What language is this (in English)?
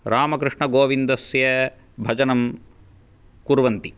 Sanskrit